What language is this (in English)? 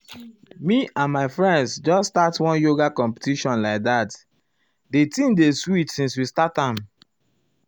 Nigerian Pidgin